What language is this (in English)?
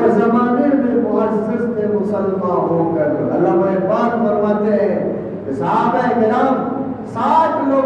Urdu